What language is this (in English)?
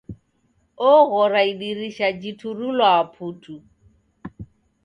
Taita